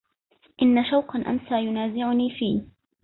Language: Arabic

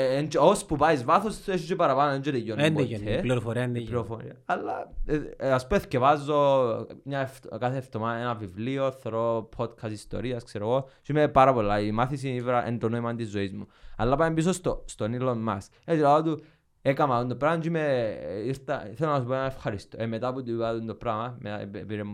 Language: Greek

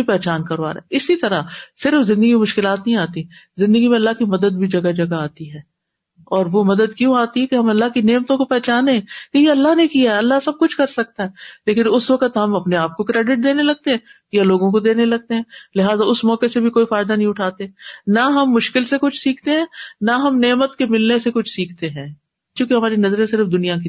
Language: Urdu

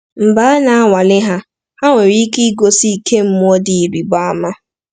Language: Igbo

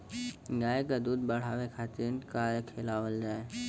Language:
Bhojpuri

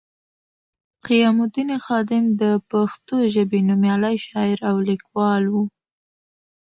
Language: Pashto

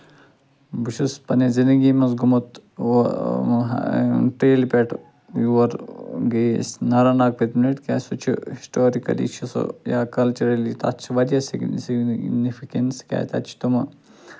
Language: Kashmiri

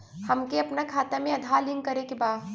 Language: Bhojpuri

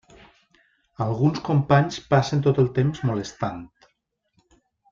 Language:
Catalan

